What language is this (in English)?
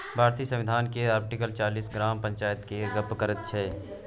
Maithili